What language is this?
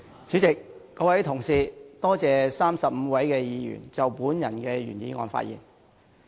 Cantonese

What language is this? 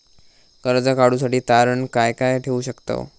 Marathi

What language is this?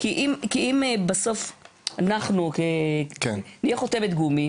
Hebrew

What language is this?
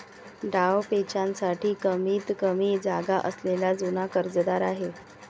Marathi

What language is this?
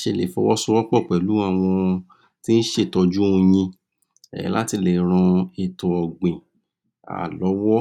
Yoruba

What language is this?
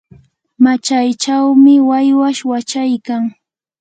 Yanahuanca Pasco Quechua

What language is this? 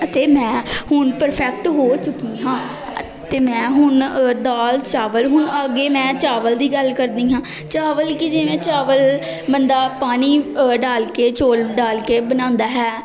Punjabi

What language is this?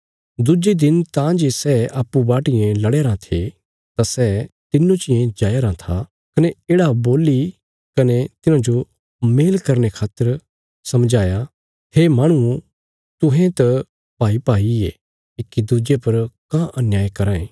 Bilaspuri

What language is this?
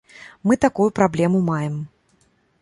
Belarusian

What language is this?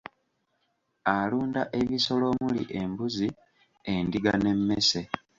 Ganda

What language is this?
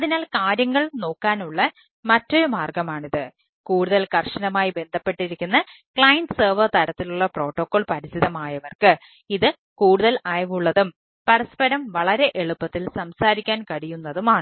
Malayalam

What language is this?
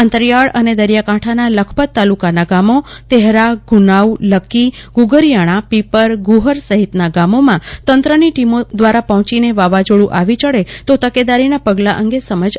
Gujarati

